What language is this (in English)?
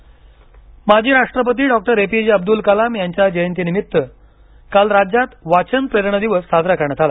Marathi